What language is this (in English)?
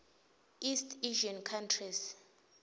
Swati